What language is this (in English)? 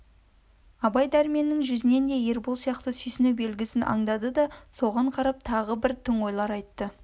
Kazakh